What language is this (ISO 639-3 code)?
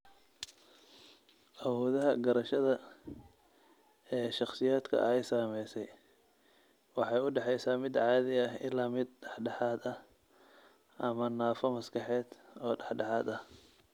som